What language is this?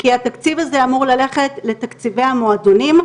Hebrew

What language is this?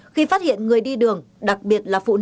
Vietnamese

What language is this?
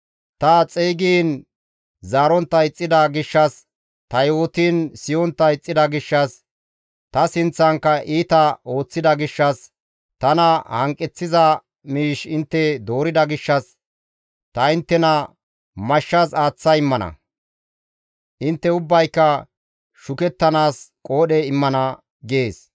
Gamo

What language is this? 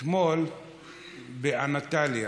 Hebrew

